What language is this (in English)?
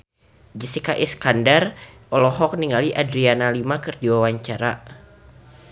Sundanese